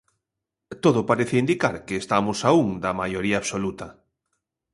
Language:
Galician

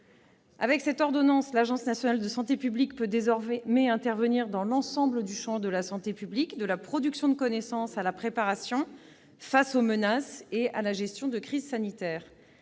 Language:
French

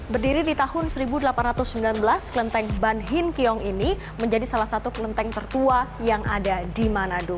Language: Indonesian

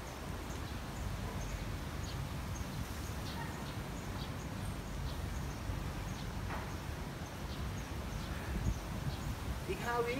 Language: Thai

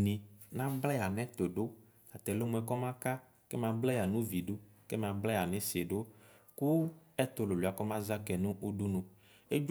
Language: Ikposo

